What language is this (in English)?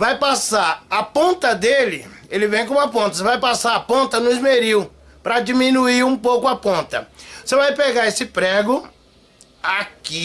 Portuguese